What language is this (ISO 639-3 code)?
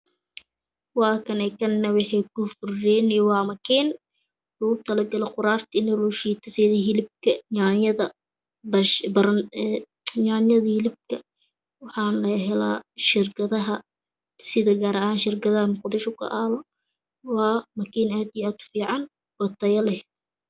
som